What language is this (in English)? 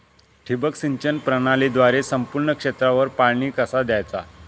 Marathi